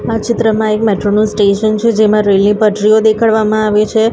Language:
Gujarati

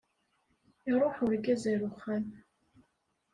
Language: Kabyle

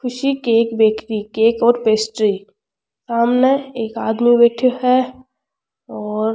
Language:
Rajasthani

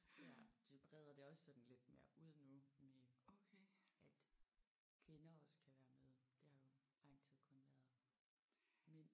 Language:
Danish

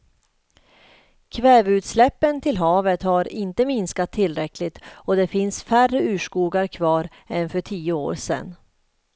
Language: Swedish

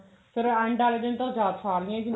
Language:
Punjabi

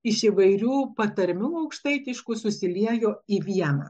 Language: Lithuanian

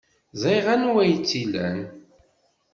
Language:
Kabyle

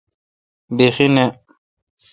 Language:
Kalkoti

